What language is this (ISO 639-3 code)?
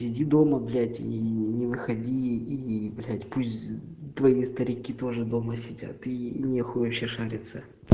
rus